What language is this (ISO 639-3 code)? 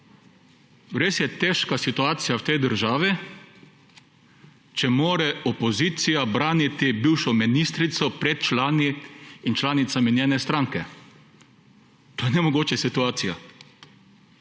slv